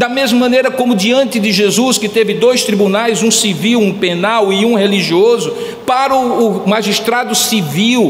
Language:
Portuguese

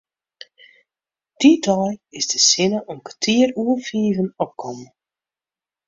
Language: Western Frisian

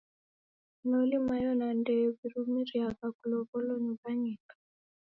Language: Taita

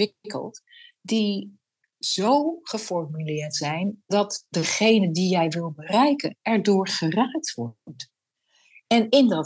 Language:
Dutch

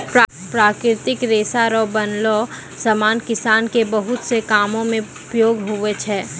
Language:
Maithili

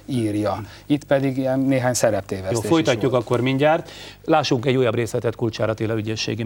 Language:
Hungarian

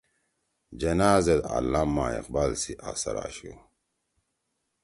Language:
Torwali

